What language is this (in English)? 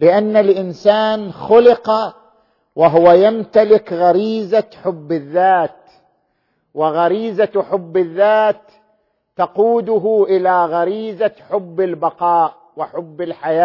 Arabic